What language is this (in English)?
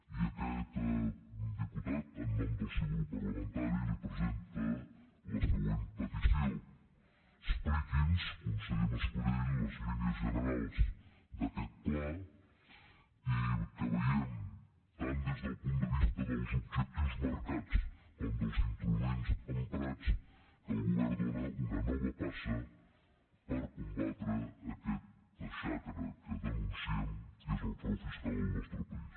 Catalan